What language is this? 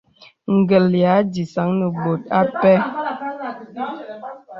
Bebele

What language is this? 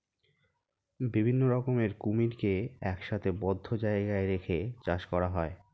Bangla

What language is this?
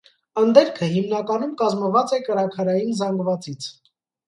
Armenian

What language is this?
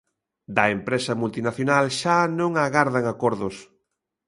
Galician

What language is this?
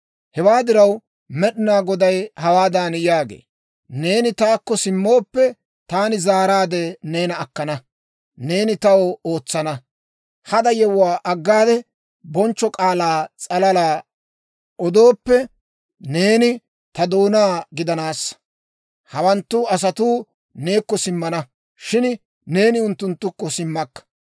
Dawro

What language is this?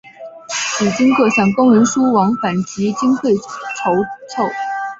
Chinese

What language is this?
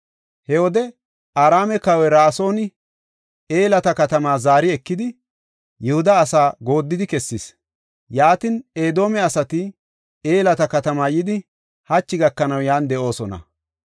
Gofa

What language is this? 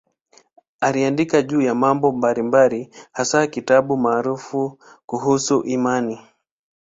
Swahili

